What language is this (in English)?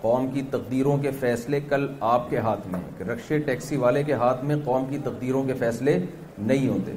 Urdu